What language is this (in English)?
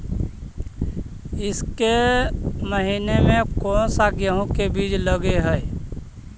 Magahi